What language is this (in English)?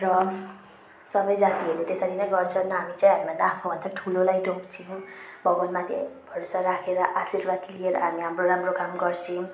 Nepali